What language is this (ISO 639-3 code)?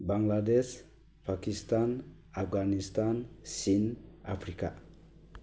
brx